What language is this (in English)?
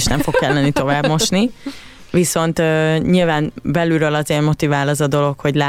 Hungarian